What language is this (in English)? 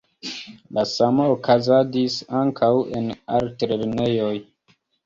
Esperanto